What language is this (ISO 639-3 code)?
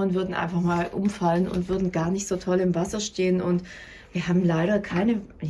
deu